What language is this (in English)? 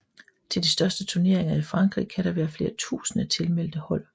Danish